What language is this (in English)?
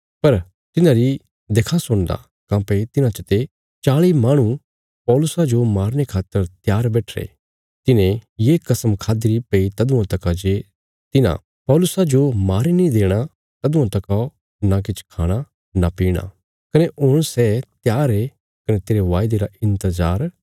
Bilaspuri